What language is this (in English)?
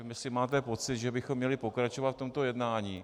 Czech